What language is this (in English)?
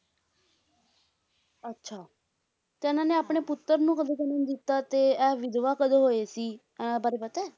Punjabi